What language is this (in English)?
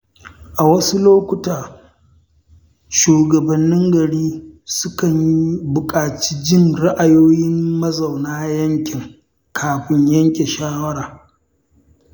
Hausa